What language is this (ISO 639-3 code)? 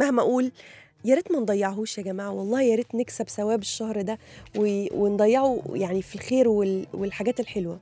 ara